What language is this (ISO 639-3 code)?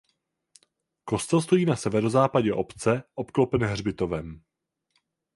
ces